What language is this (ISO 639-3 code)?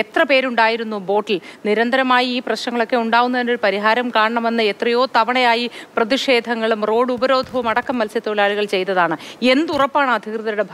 mal